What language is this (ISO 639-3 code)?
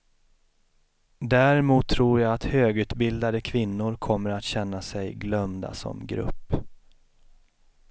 swe